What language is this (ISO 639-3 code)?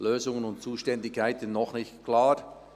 gsw